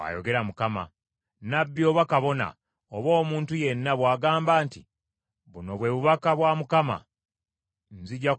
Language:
Ganda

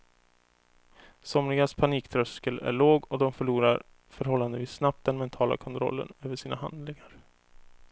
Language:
Swedish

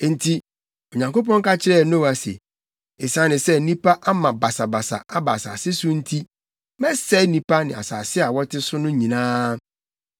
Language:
Akan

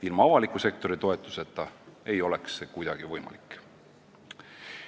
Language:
Estonian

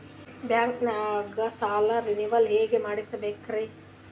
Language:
Kannada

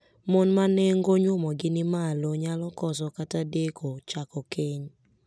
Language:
Luo (Kenya and Tanzania)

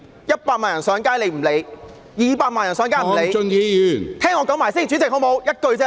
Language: Cantonese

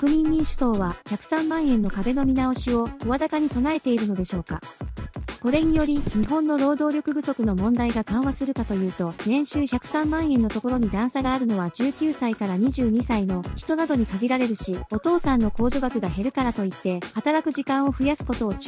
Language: Japanese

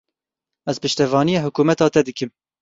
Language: Kurdish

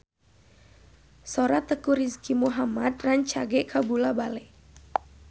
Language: Sundanese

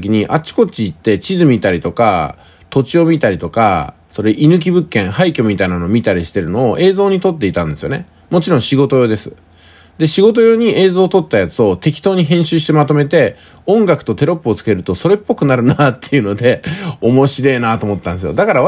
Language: Japanese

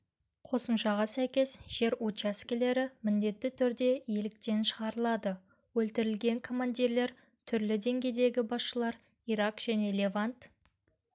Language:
Kazakh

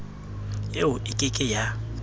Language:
Southern Sotho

